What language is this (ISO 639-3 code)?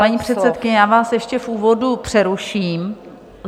ces